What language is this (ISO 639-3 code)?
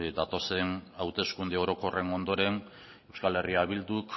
eus